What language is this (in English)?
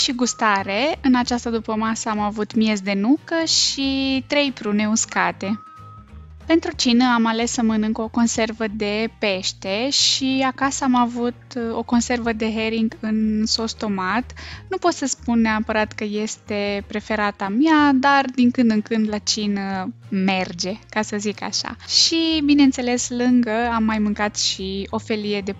Romanian